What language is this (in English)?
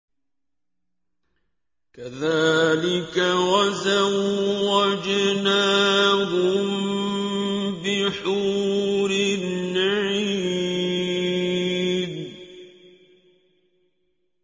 Arabic